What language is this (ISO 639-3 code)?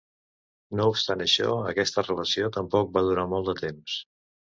cat